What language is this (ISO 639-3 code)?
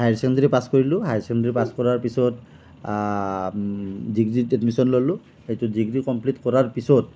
asm